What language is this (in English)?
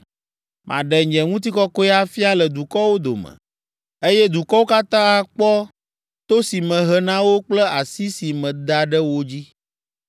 Ewe